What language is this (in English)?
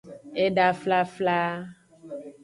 Aja (Benin)